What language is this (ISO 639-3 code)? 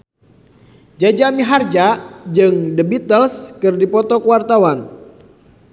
sun